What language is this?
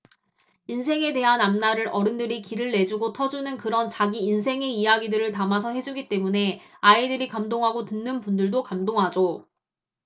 Korean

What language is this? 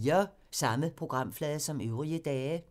Danish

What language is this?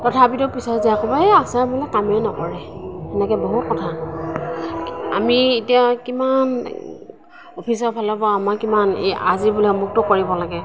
Assamese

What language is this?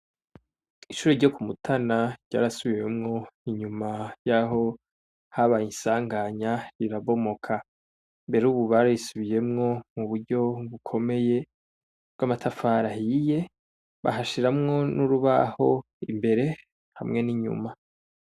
Rundi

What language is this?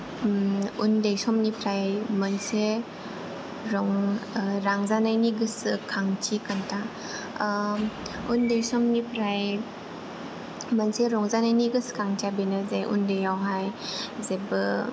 Bodo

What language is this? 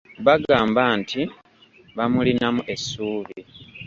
Ganda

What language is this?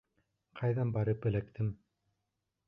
Bashkir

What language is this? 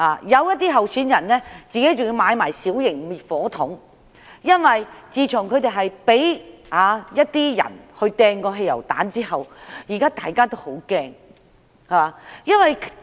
Cantonese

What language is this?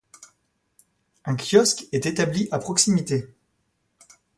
French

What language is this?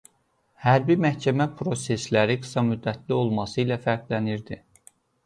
Azerbaijani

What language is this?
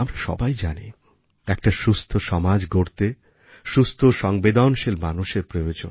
Bangla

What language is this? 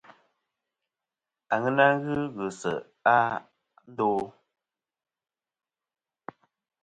Kom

